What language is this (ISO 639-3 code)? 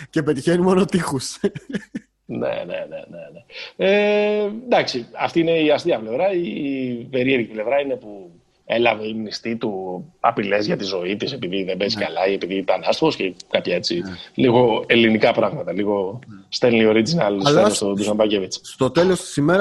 ell